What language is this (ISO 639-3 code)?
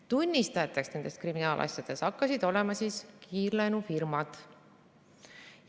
est